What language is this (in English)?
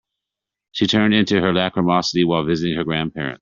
English